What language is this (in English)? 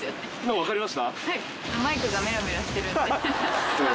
Japanese